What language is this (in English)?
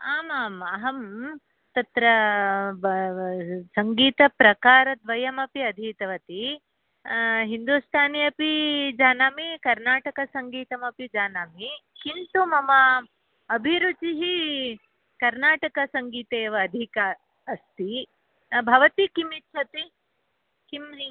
Sanskrit